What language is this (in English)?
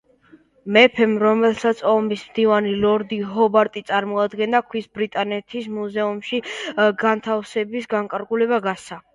Georgian